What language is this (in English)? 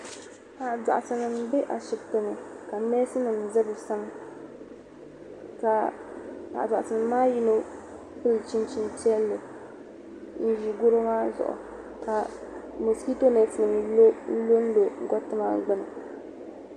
Dagbani